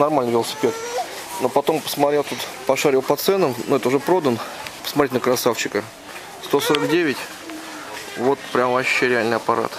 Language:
Russian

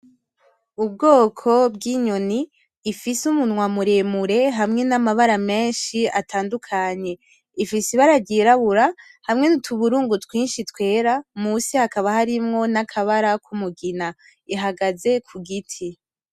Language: Rundi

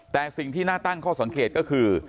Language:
Thai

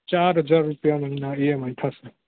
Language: Gujarati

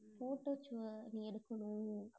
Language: Tamil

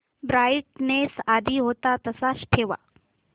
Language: Marathi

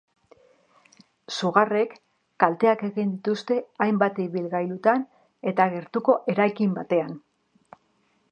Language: Basque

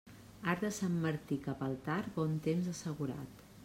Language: Catalan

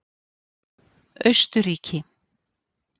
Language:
Icelandic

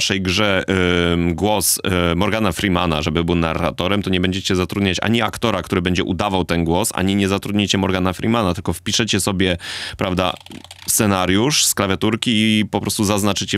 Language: Polish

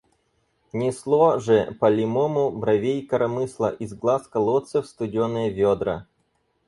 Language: Russian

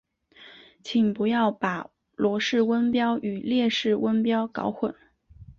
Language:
Chinese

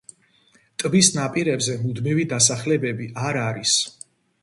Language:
Georgian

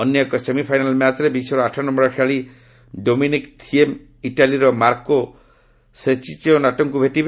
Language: Odia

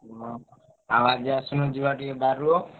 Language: Odia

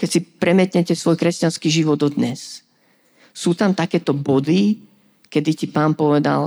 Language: Slovak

